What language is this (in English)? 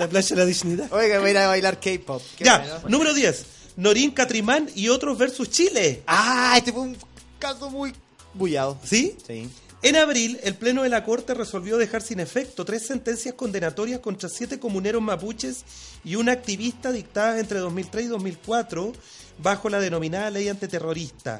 Spanish